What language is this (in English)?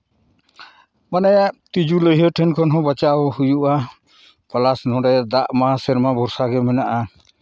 Santali